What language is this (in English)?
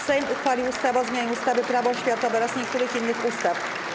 Polish